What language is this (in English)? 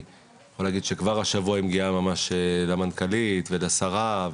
Hebrew